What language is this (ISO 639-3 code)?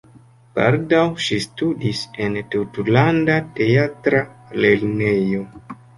epo